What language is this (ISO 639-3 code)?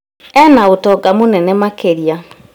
kik